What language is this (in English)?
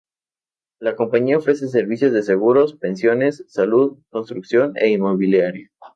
Spanish